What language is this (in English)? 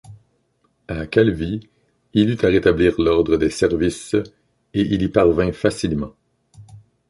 French